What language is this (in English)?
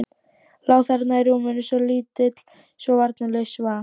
Icelandic